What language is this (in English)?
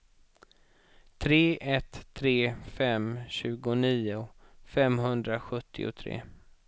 Swedish